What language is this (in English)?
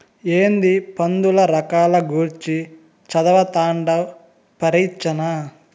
Telugu